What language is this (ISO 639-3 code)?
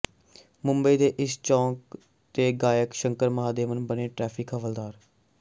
pan